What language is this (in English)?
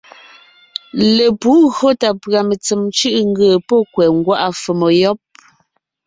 Ngiemboon